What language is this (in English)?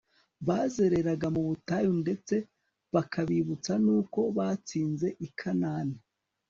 Kinyarwanda